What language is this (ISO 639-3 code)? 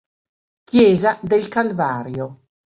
ita